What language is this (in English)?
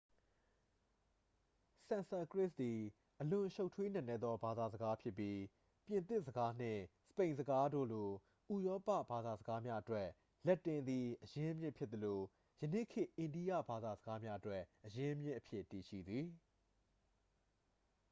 Burmese